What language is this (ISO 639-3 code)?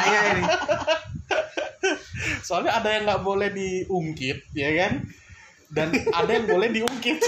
ind